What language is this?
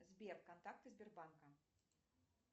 Russian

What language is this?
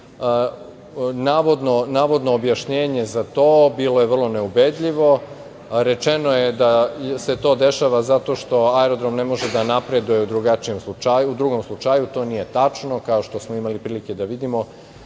Serbian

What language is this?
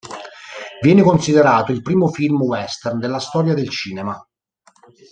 Italian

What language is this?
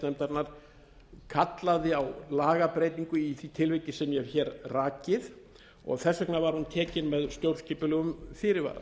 Icelandic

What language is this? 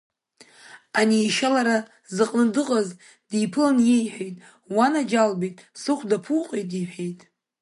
Abkhazian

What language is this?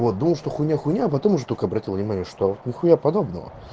Russian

